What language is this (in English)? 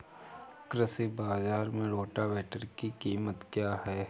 Hindi